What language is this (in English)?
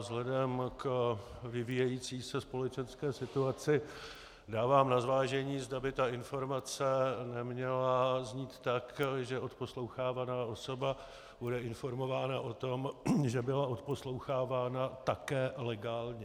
Czech